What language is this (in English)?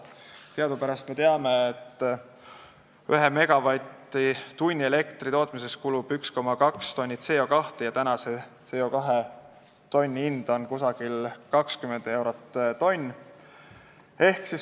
Estonian